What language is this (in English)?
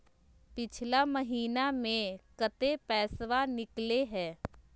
Magahi